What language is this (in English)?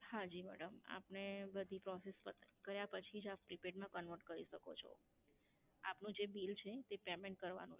Gujarati